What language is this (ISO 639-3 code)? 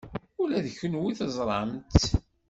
kab